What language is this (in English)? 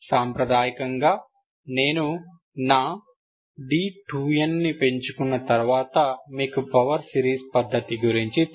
Telugu